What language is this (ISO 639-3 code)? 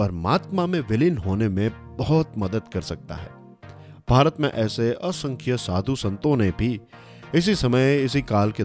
hin